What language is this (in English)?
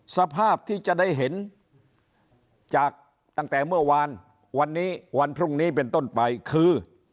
Thai